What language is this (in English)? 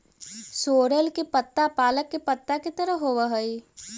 Magahi